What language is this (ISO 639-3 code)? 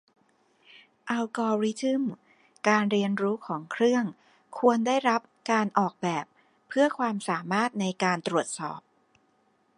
tha